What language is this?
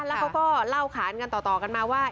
Thai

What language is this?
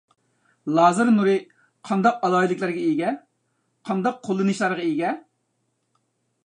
Uyghur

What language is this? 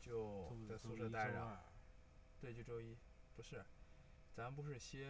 Chinese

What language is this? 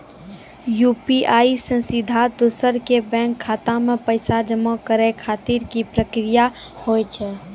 Maithili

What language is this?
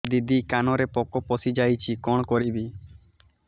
Odia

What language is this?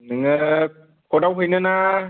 Bodo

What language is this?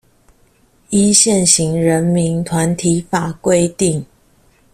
Chinese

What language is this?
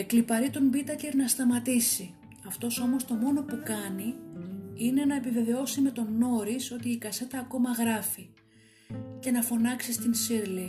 Greek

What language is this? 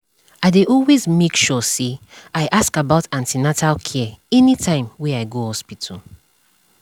Nigerian Pidgin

